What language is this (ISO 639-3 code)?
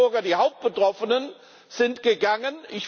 deu